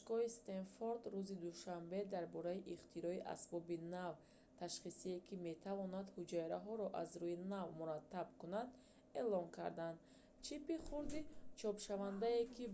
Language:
Tajik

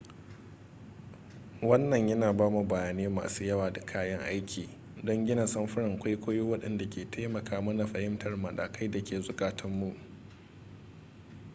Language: Hausa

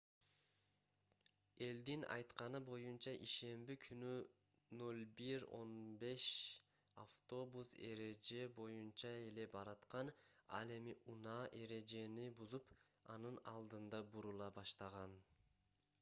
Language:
Kyrgyz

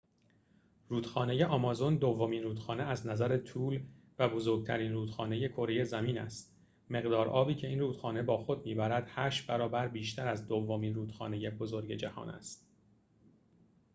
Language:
Persian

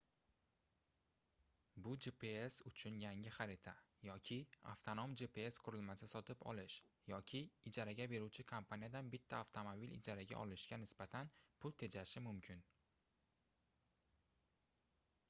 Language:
Uzbek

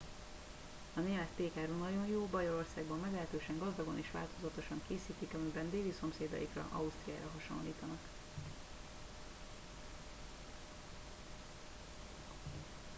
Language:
Hungarian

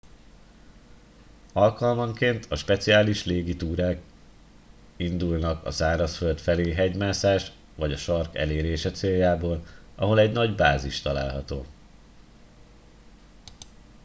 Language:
Hungarian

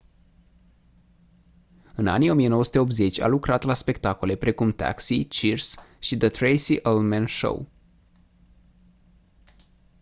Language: Romanian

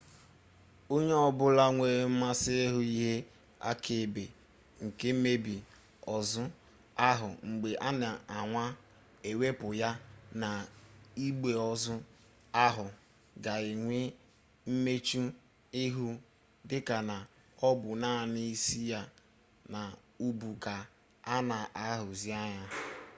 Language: Igbo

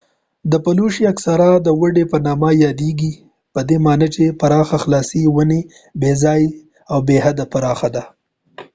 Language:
Pashto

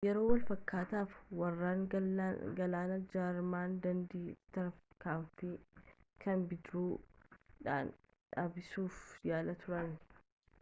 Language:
Oromo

